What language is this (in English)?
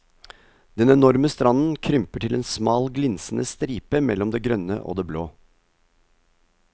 Norwegian